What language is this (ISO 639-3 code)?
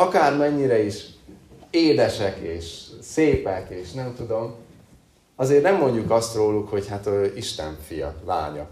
hun